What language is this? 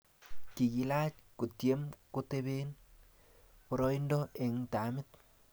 Kalenjin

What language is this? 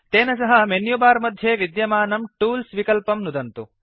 Sanskrit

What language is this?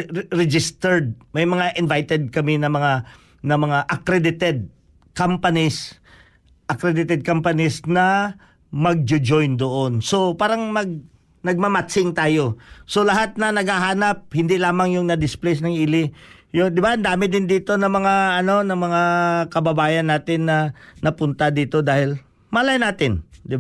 Filipino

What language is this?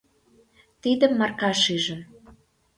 Mari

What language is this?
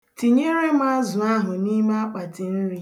Igbo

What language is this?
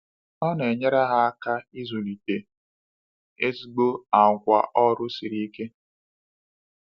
Igbo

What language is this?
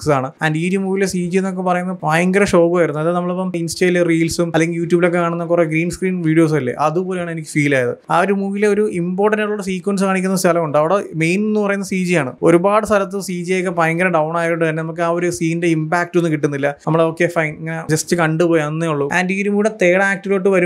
Malayalam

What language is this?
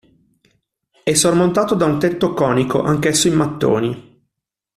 Italian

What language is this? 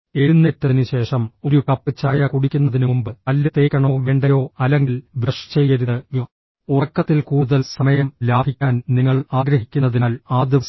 Malayalam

